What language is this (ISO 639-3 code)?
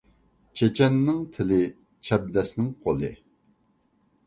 uig